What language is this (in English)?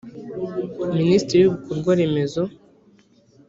Kinyarwanda